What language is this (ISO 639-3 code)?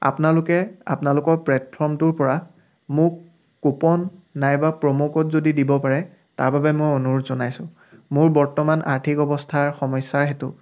asm